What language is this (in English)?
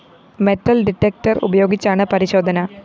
Malayalam